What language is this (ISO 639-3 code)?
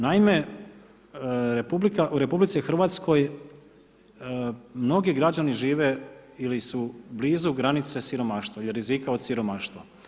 hrv